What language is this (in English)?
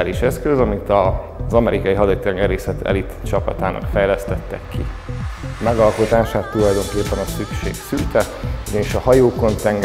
Hungarian